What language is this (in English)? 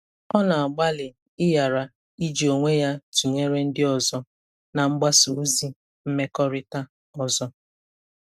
Igbo